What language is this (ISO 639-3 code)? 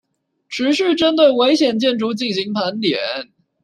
zho